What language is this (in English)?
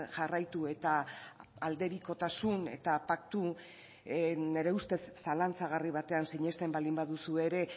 Basque